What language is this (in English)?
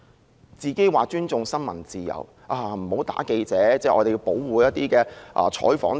Cantonese